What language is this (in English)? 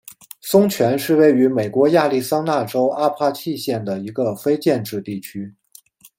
Chinese